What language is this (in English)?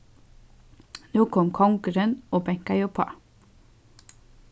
Faroese